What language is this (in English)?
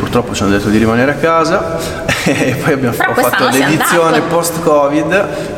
Italian